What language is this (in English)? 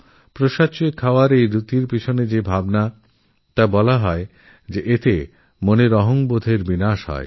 Bangla